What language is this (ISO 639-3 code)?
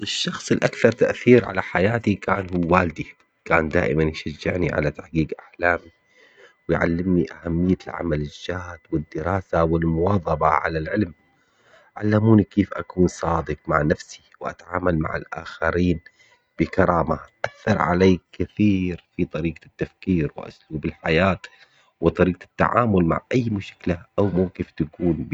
acx